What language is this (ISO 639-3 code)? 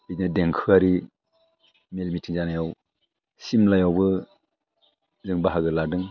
brx